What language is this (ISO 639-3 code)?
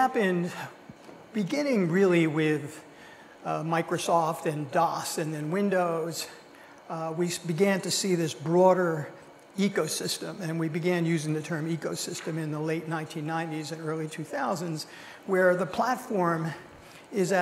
eng